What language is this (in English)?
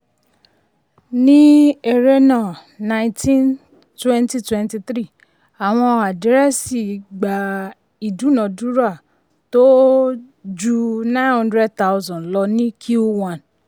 Yoruba